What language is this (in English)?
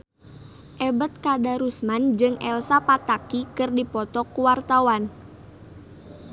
Sundanese